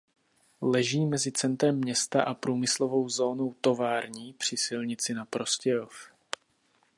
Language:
Czech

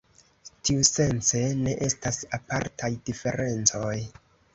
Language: Esperanto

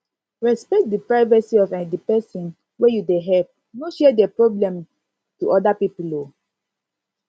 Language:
Nigerian Pidgin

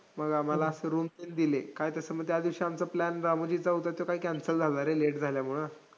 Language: Marathi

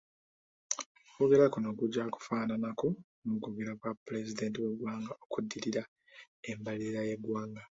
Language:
Ganda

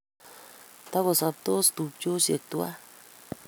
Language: Kalenjin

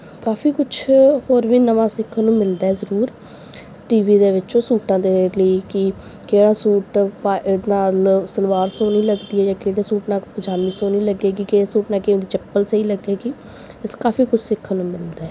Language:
Punjabi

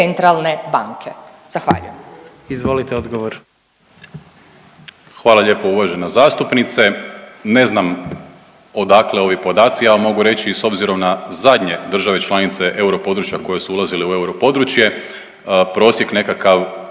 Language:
Croatian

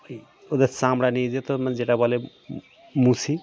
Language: Bangla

